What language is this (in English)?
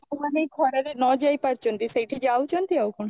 Odia